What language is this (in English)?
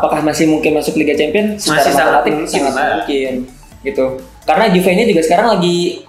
Indonesian